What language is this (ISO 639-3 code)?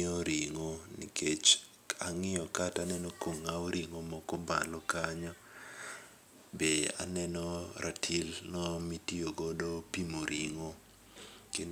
luo